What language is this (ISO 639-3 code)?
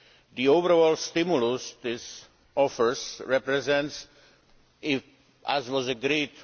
eng